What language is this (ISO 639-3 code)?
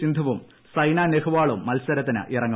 mal